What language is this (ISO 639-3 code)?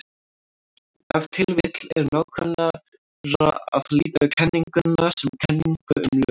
isl